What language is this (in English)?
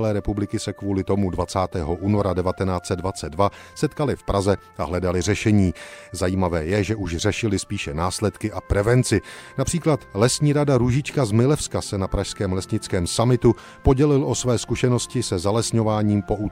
Czech